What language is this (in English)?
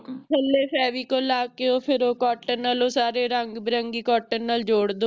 Punjabi